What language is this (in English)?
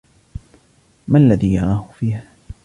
Arabic